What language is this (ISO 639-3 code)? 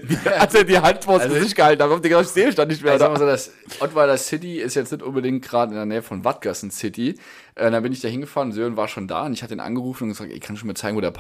deu